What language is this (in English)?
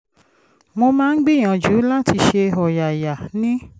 Yoruba